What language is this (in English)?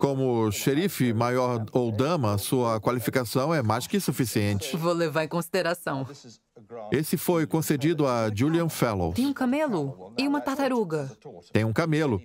Portuguese